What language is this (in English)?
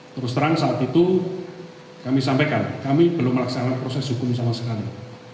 Indonesian